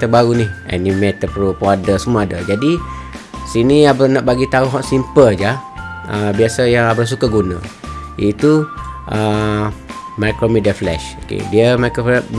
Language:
Malay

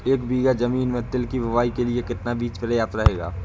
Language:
Hindi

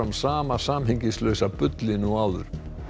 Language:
Icelandic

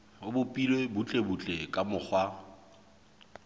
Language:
Southern Sotho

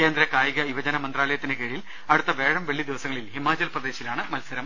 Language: Malayalam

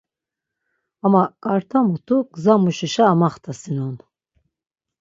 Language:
Laz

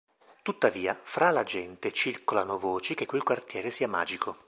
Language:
Italian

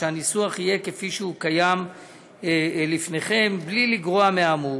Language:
Hebrew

